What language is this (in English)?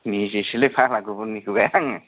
Bodo